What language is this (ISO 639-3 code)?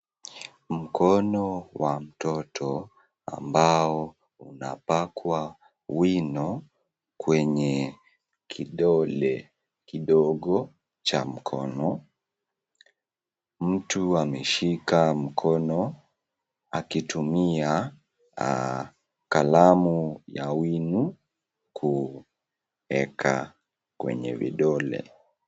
swa